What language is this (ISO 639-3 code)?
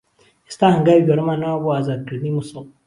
ckb